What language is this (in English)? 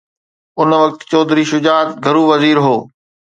Sindhi